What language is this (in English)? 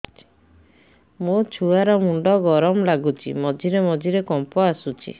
Odia